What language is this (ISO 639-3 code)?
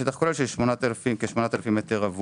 heb